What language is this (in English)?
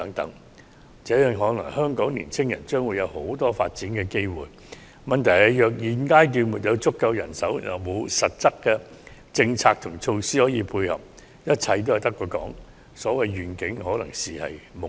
Cantonese